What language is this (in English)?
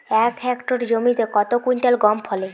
Bangla